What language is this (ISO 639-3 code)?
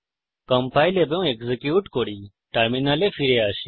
ben